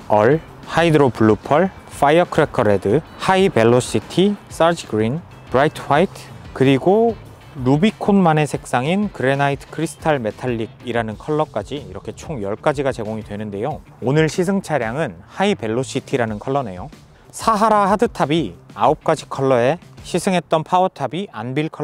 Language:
Korean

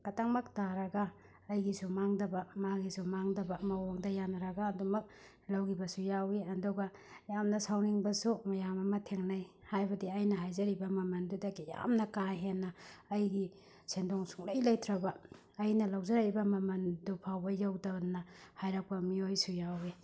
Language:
Manipuri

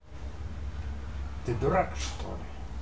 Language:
Russian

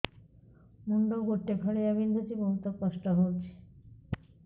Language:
Odia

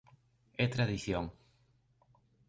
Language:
Galician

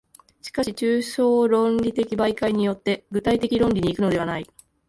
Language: Japanese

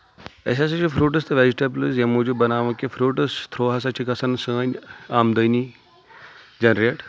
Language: Kashmiri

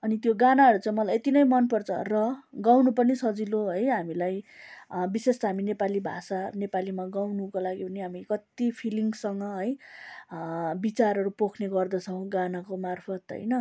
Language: Nepali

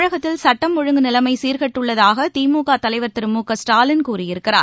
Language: Tamil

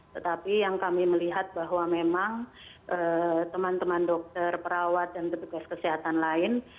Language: Indonesian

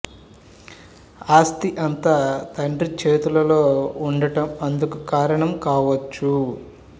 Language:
Telugu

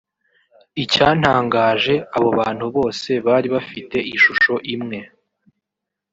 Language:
Kinyarwanda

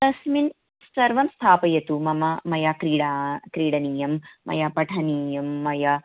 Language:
Sanskrit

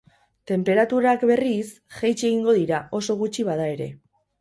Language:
Basque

